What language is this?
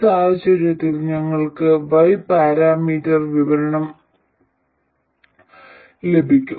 Malayalam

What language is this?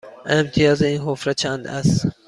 Persian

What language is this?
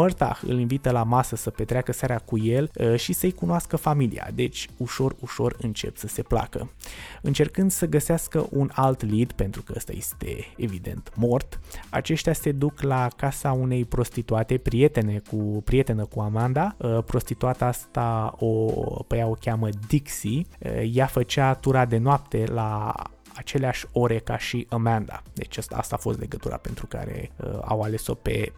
Romanian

